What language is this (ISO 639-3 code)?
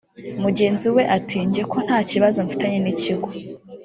kin